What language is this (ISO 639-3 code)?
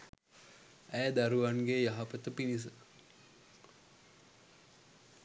sin